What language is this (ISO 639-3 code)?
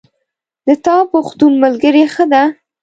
pus